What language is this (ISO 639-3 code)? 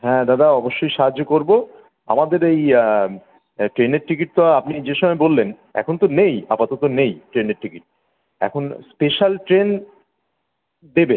ben